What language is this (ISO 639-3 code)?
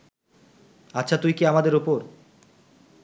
ben